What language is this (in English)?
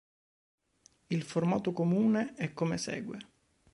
Italian